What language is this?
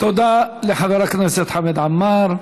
Hebrew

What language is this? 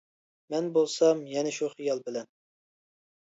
Uyghur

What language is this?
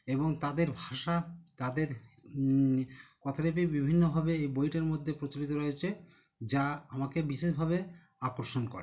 Bangla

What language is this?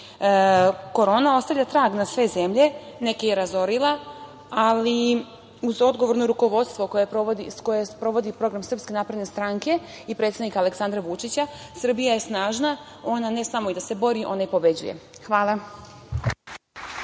Serbian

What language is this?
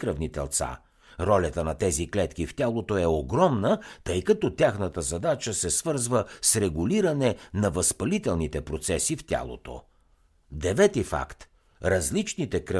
Bulgarian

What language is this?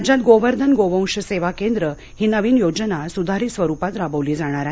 Marathi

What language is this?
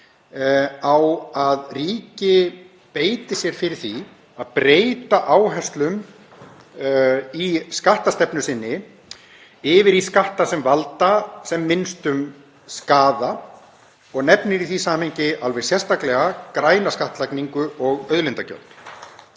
Icelandic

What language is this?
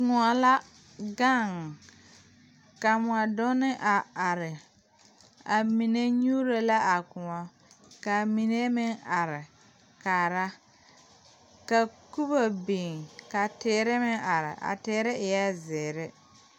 Southern Dagaare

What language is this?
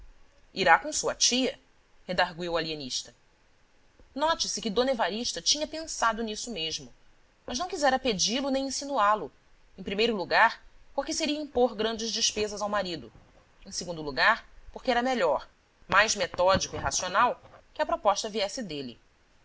Portuguese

